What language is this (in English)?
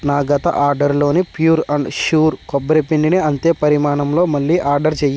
Telugu